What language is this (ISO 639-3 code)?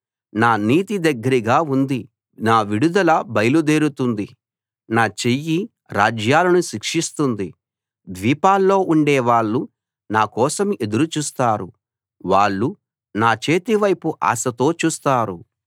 tel